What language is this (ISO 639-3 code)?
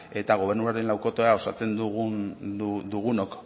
eus